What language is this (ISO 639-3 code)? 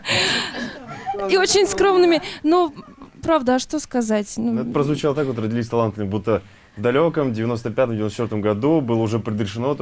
rus